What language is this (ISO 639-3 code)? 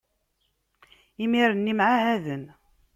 kab